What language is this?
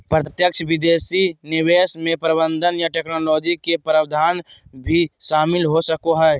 Magahi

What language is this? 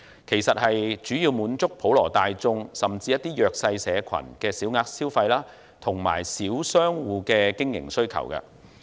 Cantonese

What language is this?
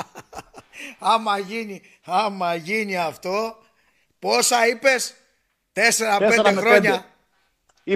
Greek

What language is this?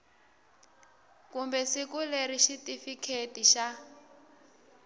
Tsonga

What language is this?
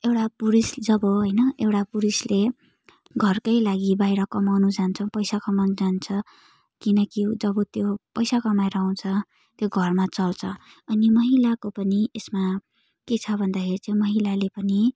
Nepali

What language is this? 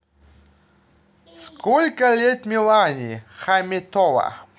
Russian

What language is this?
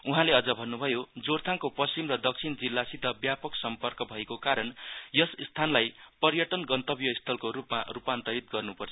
Nepali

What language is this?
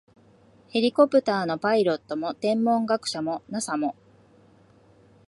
Japanese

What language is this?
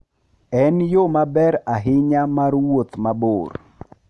Luo (Kenya and Tanzania)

